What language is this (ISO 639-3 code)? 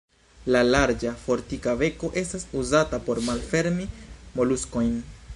epo